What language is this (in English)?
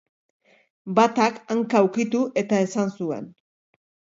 Basque